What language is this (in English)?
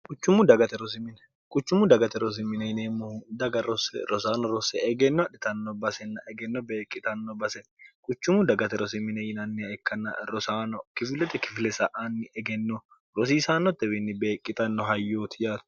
Sidamo